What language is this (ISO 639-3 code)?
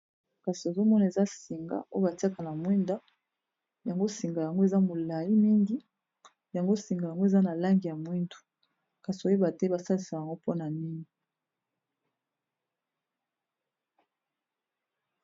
lin